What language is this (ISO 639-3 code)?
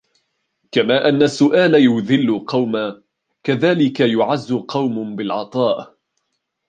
ara